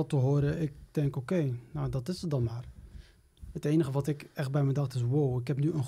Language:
Dutch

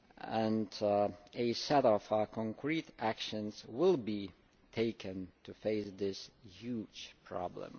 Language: English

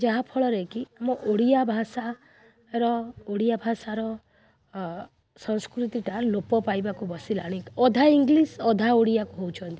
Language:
Odia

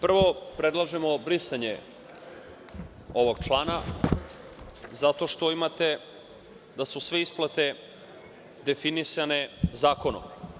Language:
Serbian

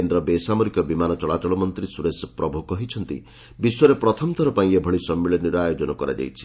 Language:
Odia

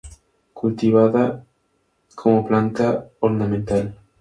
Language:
Spanish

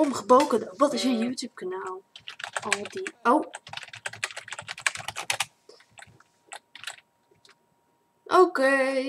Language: Dutch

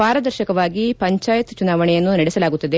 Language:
Kannada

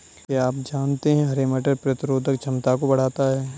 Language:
Hindi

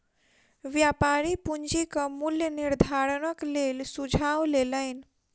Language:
Maithili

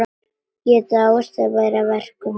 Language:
Icelandic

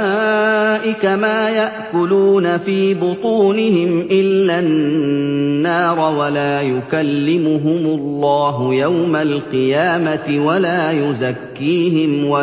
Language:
Arabic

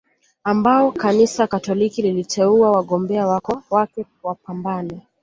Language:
Swahili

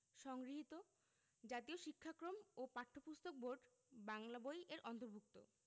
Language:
Bangla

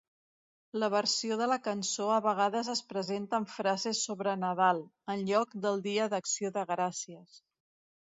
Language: Catalan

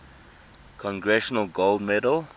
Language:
English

